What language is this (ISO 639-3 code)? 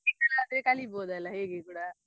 kan